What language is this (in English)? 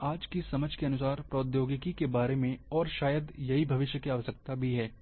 Hindi